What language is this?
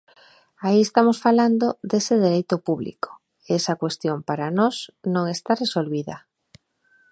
Galician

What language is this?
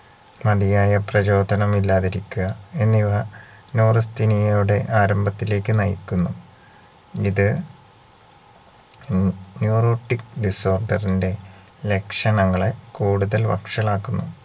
Malayalam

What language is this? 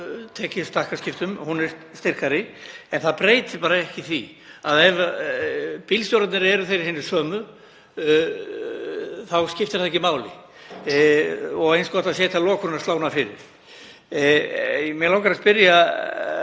Icelandic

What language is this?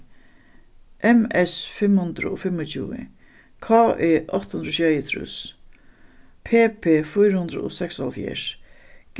Faroese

